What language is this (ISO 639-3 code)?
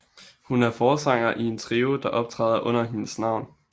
dan